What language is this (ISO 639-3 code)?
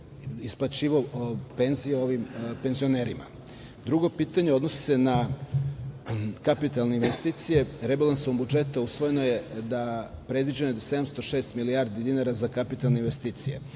srp